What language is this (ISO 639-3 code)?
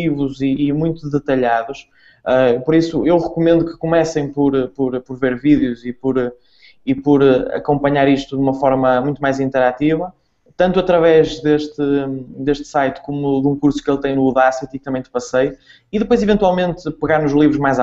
por